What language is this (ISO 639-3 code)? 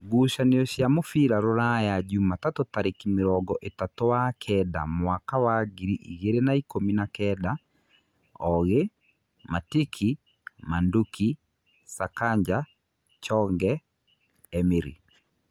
kik